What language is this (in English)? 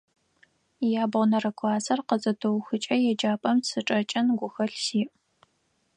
Adyghe